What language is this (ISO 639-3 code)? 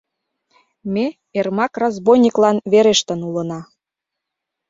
chm